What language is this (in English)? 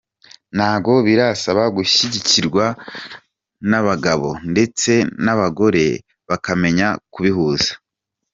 Kinyarwanda